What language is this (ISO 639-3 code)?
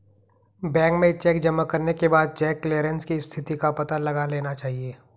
hin